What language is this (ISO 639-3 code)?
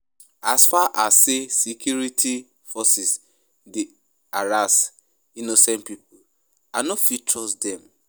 pcm